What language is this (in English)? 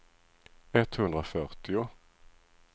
Swedish